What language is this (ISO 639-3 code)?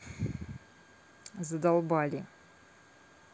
rus